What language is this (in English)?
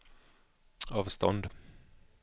Swedish